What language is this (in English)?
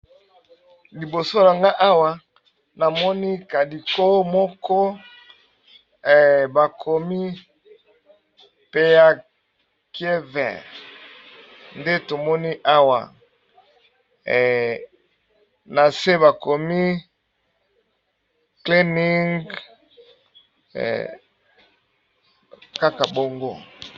Lingala